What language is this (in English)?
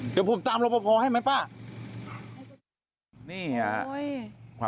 Thai